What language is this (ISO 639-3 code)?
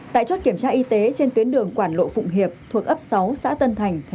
vie